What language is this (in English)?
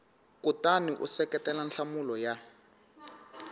Tsonga